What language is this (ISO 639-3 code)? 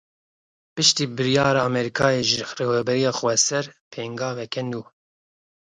kur